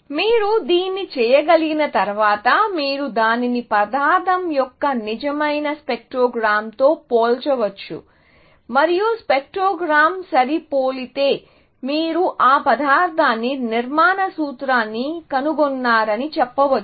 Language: Telugu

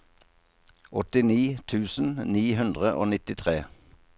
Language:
Norwegian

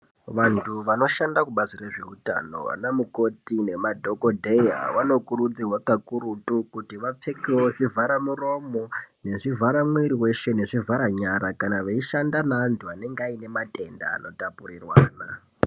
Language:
Ndau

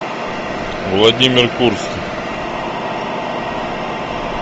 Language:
Russian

